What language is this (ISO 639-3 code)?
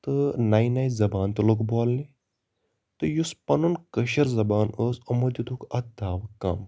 kas